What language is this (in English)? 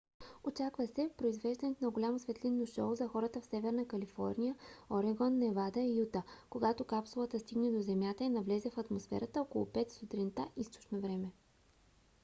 Bulgarian